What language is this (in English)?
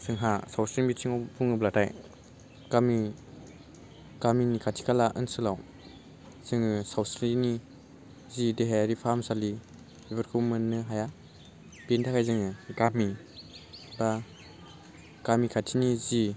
Bodo